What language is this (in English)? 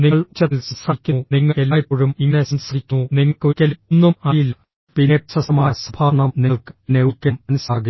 Malayalam